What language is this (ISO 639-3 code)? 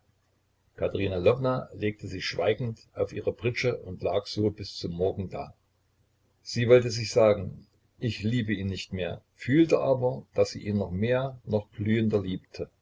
deu